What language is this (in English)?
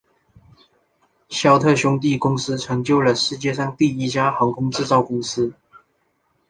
Chinese